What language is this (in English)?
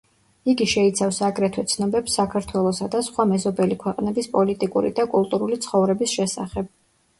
Georgian